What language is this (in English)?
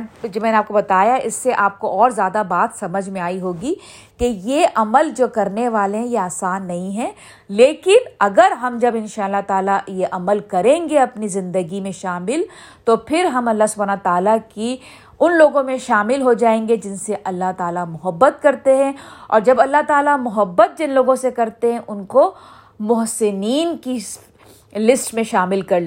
Urdu